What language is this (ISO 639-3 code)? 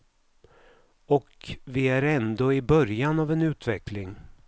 swe